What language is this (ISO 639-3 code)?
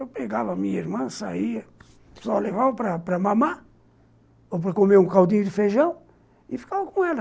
por